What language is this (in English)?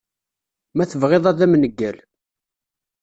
Kabyle